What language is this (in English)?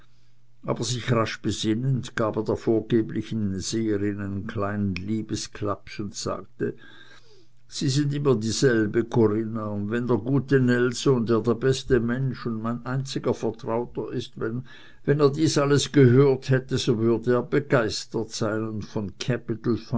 German